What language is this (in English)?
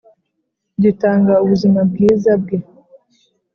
Kinyarwanda